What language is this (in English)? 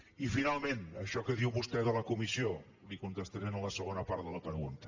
Catalan